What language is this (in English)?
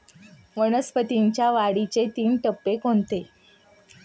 Marathi